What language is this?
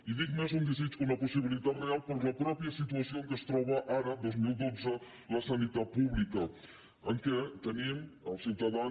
Catalan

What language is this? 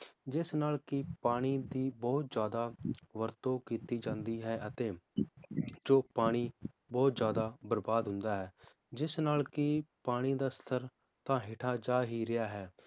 Punjabi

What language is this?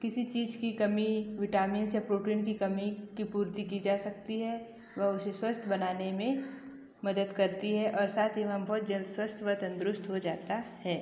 Hindi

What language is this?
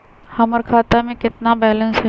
Magahi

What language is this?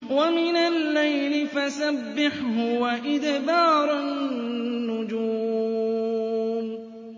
Arabic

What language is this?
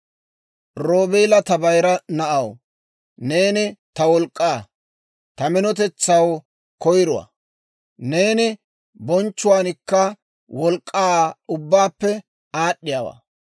Dawro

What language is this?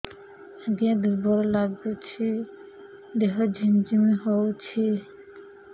Odia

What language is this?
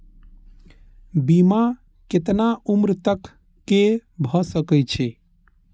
Maithili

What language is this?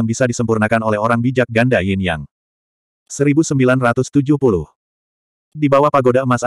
Indonesian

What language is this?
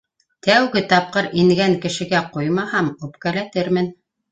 Bashkir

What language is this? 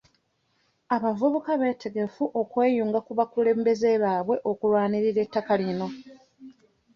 Ganda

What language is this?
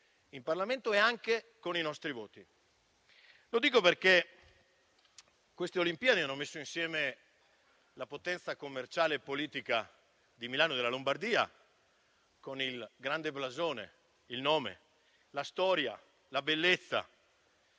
Italian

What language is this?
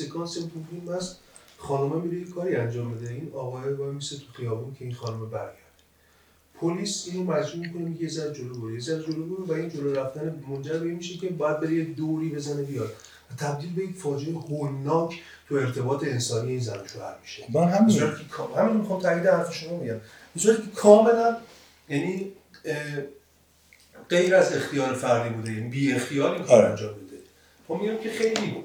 Persian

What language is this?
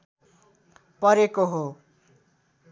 Nepali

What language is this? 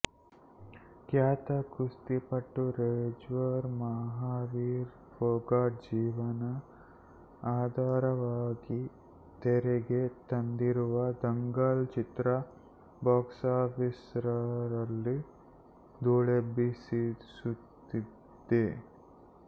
Kannada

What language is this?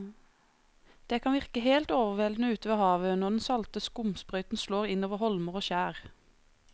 Norwegian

